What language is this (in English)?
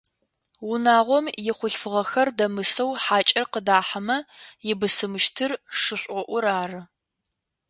Adyghe